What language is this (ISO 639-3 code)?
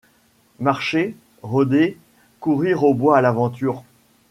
fra